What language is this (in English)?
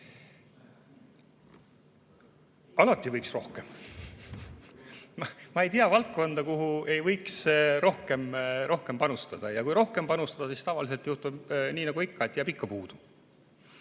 Estonian